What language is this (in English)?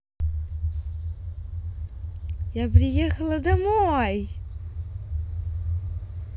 Russian